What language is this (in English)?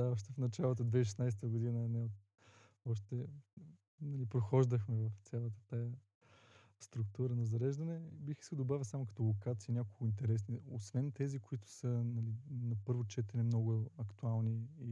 Bulgarian